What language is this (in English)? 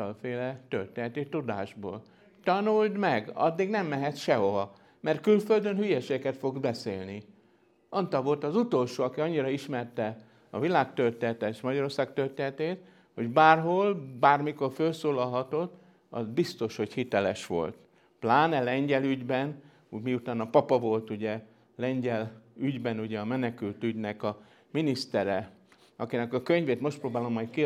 Hungarian